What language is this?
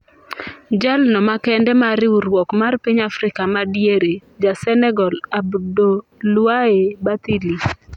Luo (Kenya and Tanzania)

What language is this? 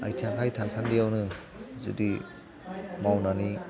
Bodo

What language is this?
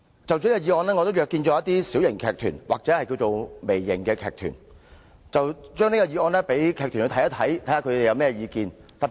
Cantonese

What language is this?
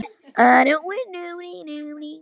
Icelandic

